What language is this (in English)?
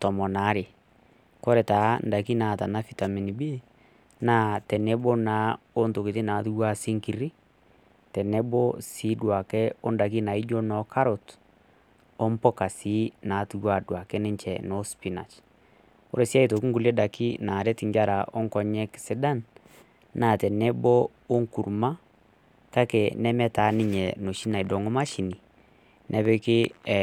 Masai